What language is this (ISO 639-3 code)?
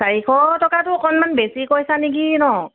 asm